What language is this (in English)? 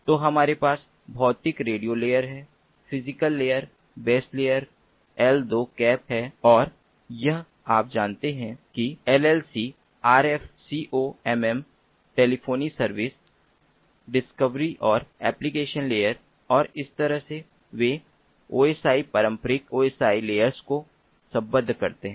Hindi